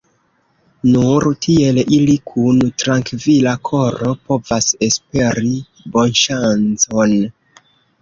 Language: Esperanto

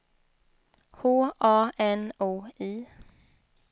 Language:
Swedish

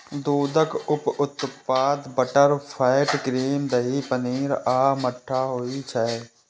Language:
Maithili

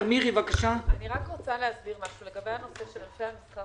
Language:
Hebrew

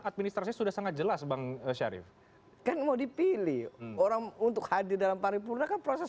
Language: Indonesian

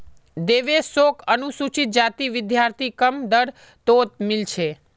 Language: Magahi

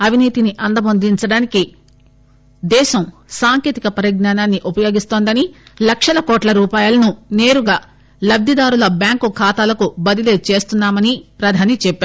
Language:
Telugu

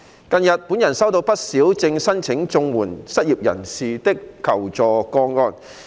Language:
Cantonese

